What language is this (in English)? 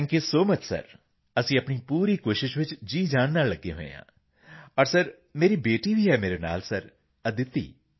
Punjabi